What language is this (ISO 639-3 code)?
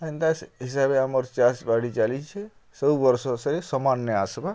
ori